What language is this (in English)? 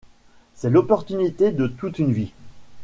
French